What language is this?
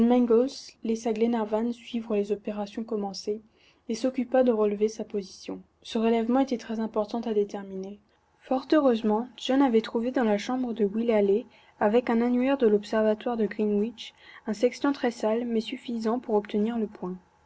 French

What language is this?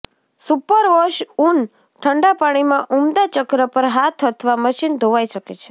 Gujarati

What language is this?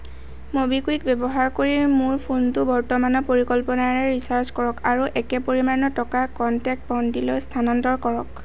Assamese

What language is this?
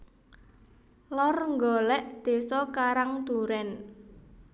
Javanese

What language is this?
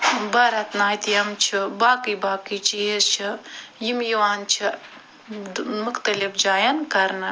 Kashmiri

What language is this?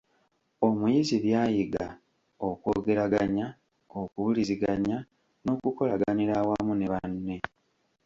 Ganda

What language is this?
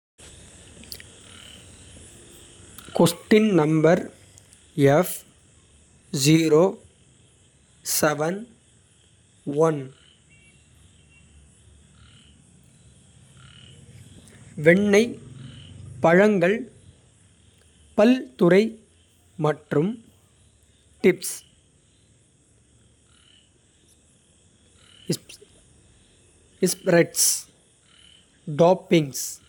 Kota (India)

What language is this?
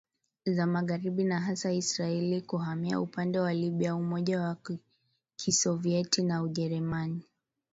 Swahili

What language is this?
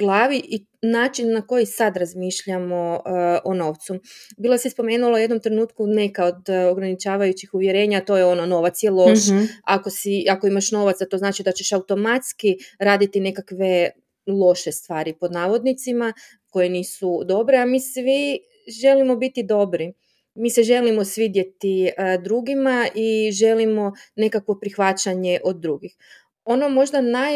Croatian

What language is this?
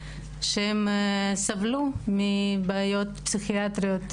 Hebrew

